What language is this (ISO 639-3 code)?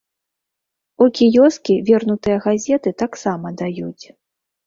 bel